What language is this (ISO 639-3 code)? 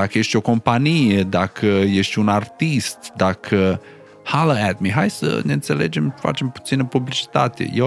ron